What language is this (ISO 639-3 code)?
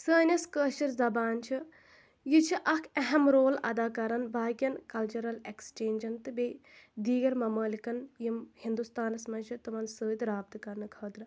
kas